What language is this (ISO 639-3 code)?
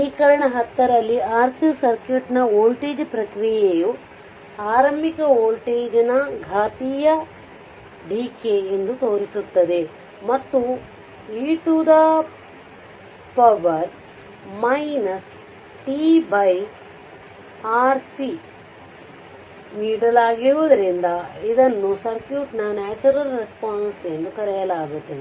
kan